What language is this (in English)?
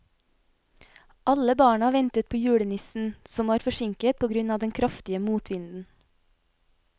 Norwegian